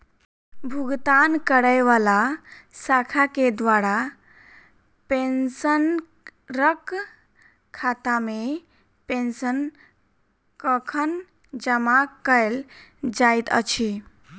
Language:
Maithili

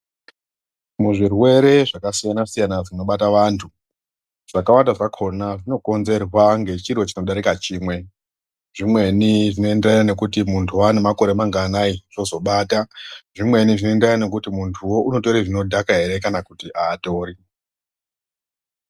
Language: Ndau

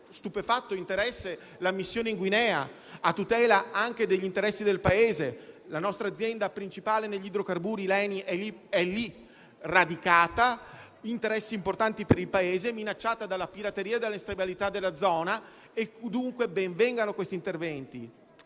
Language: Italian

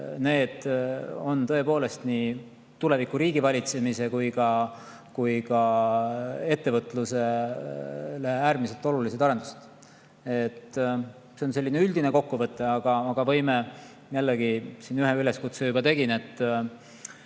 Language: Estonian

